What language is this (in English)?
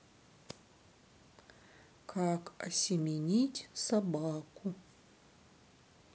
Russian